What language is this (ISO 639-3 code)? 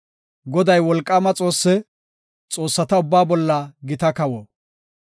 gof